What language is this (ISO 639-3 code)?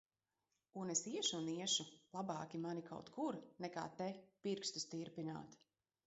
lav